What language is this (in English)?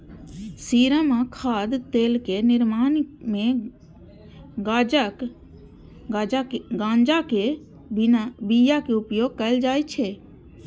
Maithili